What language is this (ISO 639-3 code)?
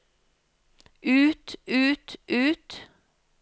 nor